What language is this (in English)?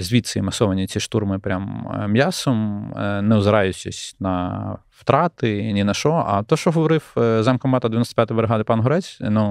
Ukrainian